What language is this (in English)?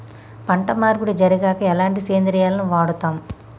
Telugu